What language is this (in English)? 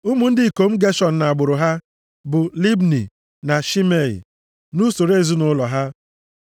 Igbo